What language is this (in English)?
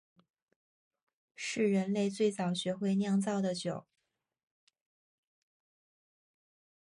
Chinese